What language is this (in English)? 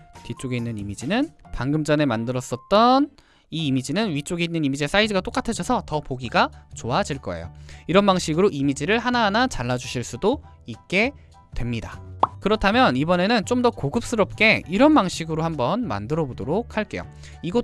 Korean